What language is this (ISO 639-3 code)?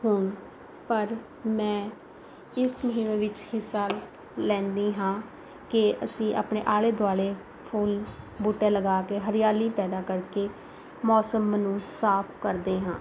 pan